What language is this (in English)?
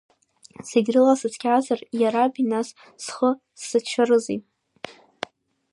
Abkhazian